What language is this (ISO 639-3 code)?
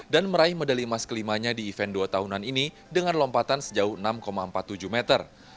ind